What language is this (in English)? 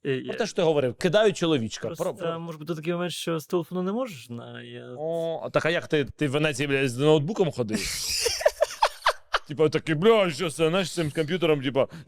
Ukrainian